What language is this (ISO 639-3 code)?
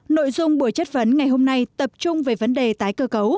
vie